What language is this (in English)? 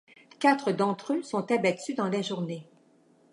French